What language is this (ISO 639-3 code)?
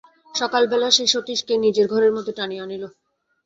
ben